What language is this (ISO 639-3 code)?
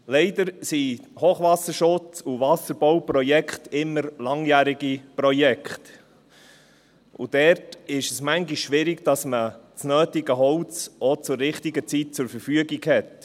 gsw